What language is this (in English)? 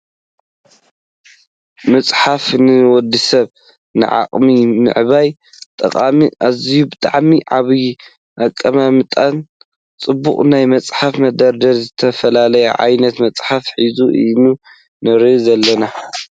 Tigrinya